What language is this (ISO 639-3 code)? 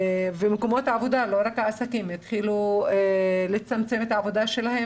heb